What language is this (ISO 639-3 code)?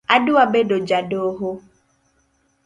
luo